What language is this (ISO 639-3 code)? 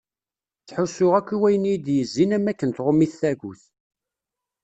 kab